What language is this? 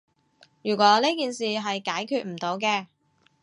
Cantonese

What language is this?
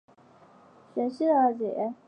Chinese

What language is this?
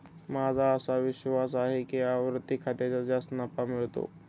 Marathi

